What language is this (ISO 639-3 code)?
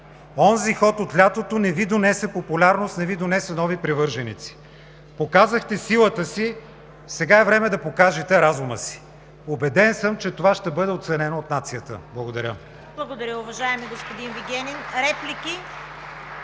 bul